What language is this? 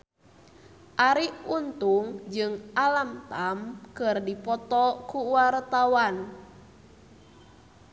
Sundanese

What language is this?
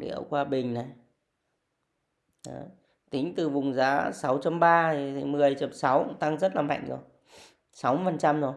Vietnamese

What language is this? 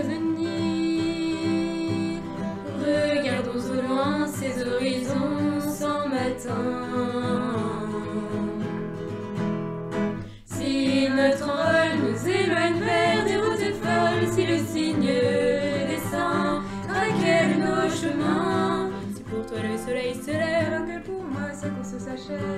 Spanish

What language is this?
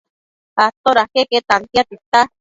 Matsés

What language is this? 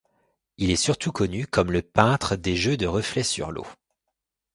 French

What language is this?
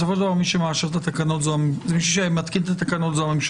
Hebrew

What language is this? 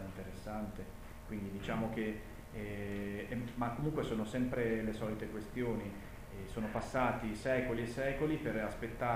Italian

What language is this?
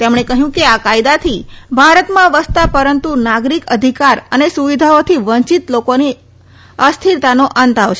Gujarati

